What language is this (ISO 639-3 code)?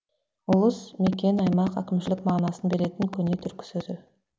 kaz